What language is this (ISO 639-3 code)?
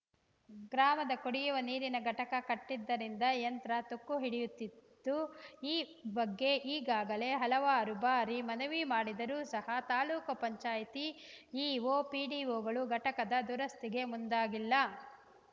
kan